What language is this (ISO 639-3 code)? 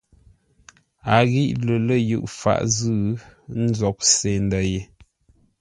nla